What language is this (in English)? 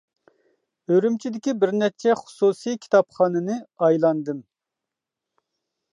Uyghur